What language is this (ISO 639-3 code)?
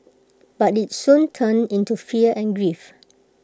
eng